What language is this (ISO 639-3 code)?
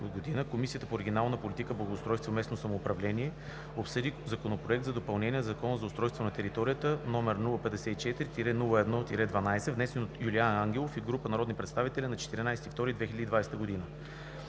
bul